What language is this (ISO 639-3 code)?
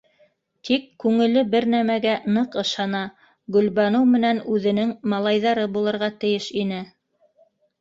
bak